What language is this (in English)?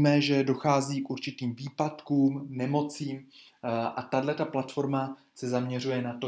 Czech